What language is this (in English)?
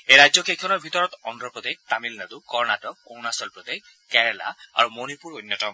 Assamese